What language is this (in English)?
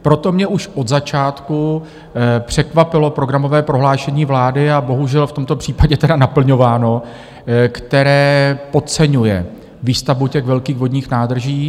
Czech